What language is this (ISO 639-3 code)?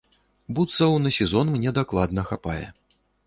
bel